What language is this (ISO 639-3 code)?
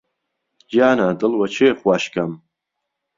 ckb